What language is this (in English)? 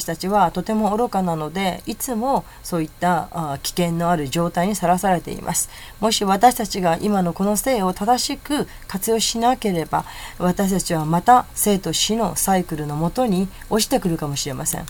Japanese